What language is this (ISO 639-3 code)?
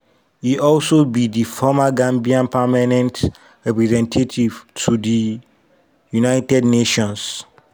pcm